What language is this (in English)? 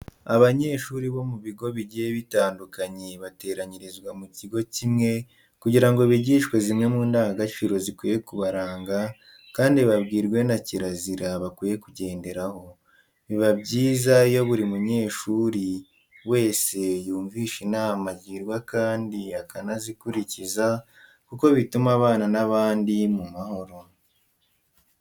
Kinyarwanda